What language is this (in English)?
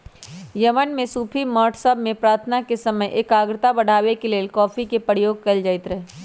Magahi